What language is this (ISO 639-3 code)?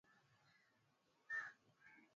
swa